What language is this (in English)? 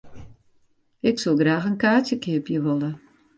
Western Frisian